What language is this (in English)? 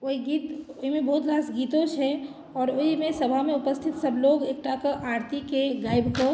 Maithili